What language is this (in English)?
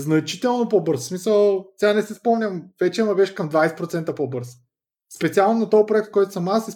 Bulgarian